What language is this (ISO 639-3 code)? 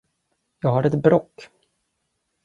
swe